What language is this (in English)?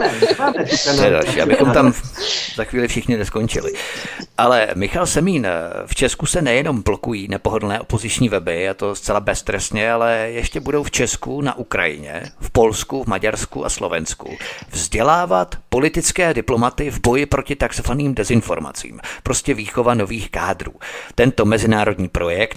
Czech